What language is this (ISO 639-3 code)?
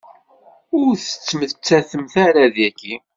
kab